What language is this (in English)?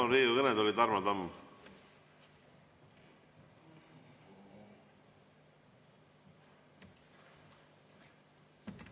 Estonian